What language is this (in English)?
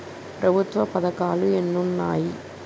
Telugu